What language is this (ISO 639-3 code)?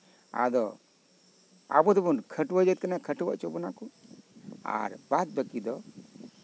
sat